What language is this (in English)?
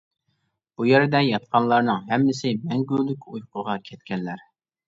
Uyghur